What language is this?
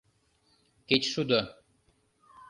Mari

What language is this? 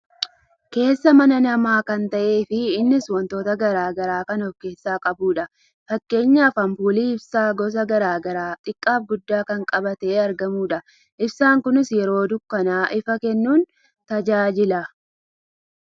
Oromo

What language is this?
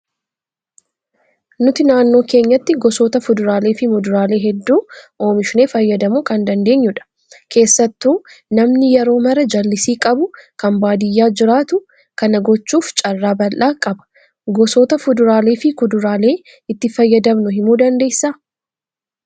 Oromo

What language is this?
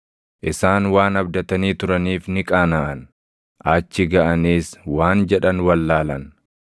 Oromo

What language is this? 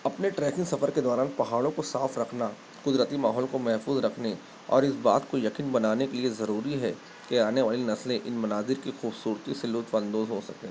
Urdu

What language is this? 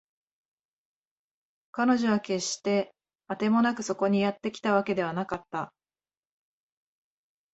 Japanese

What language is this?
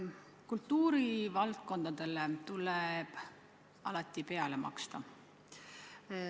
Estonian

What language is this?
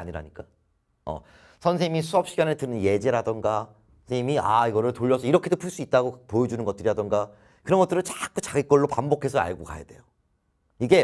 Korean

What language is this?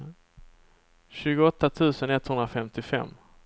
Swedish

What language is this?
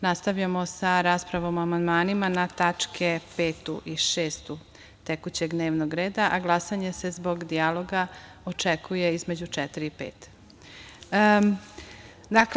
Serbian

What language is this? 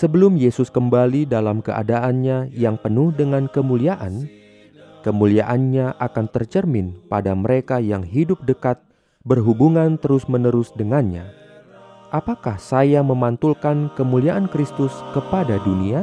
Indonesian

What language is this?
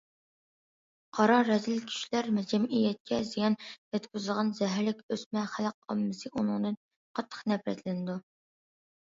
Uyghur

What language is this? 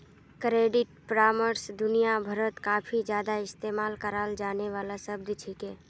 Magahi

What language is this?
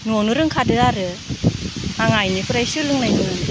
Bodo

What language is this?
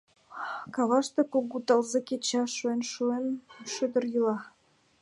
Mari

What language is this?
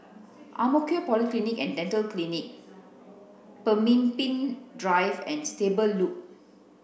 English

